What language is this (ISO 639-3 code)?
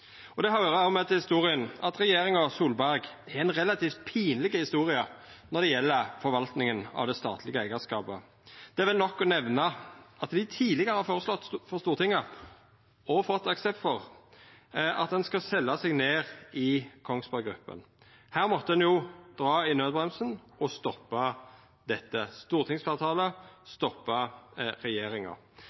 nno